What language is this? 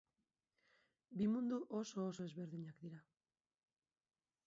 Basque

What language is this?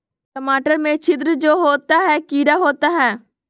Magahi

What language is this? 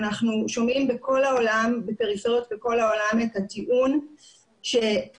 Hebrew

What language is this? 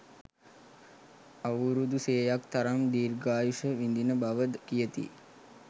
Sinhala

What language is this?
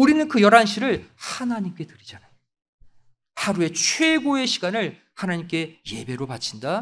Korean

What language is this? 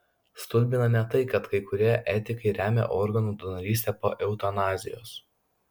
Lithuanian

